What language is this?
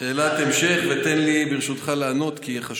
Hebrew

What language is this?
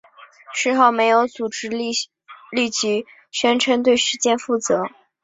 Chinese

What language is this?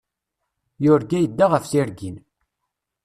Kabyle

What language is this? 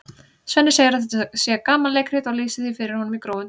Icelandic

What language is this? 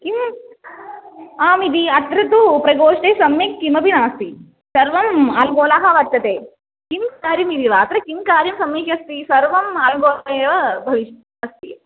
Sanskrit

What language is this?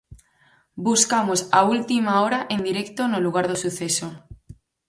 Galician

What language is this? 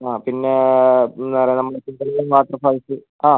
Malayalam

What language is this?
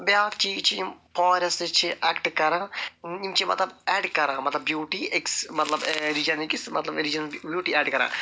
Kashmiri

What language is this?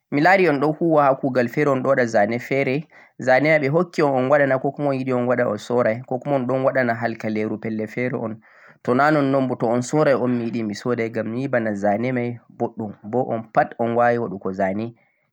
Central-Eastern Niger Fulfulde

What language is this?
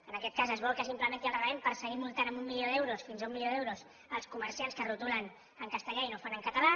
Catalan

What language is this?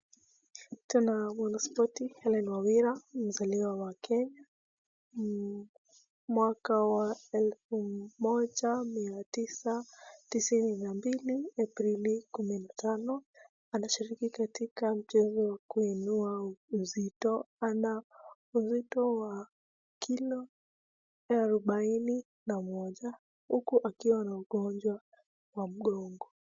Swahili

